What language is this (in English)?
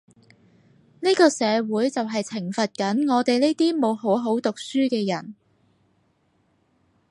Cantonese